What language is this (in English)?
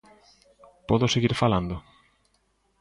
Galician